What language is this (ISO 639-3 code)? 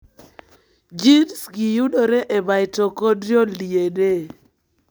luo